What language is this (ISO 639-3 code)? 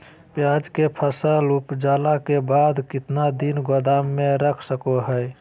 mag